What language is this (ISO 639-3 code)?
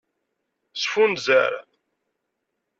kab